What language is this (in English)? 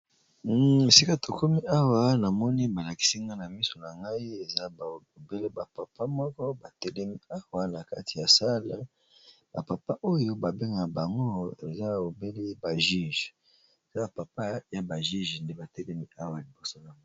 Lingala